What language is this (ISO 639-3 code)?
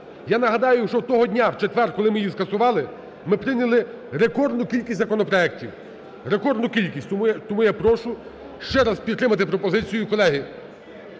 ukr